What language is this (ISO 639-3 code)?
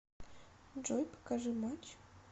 rus